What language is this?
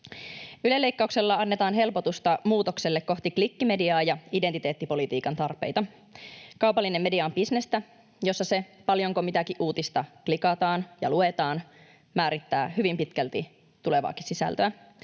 Finnish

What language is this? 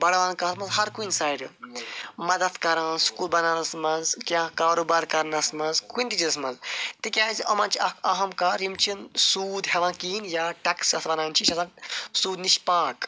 Kashmiri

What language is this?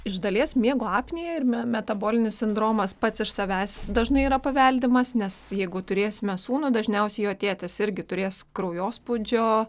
Lithuanian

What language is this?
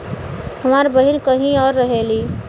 Bhojpuri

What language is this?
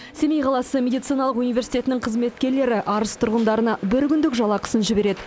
Kazakh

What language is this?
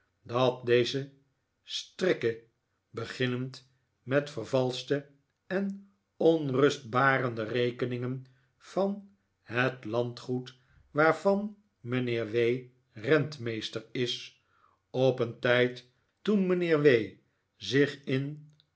Dutch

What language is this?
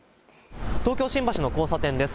Japanese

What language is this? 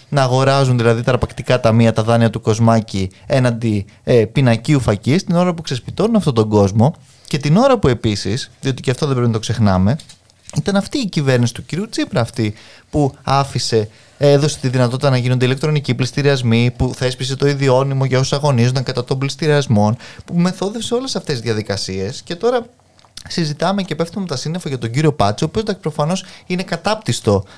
Greek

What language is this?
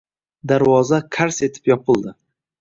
Uzbek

